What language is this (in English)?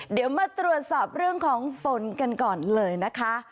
Thai